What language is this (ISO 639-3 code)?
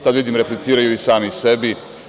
srp